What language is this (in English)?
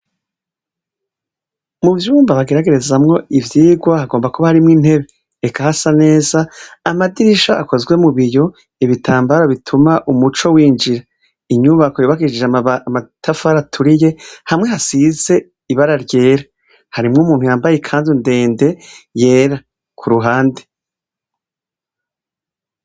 Rundi